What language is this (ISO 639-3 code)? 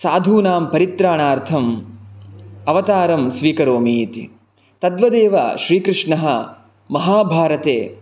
san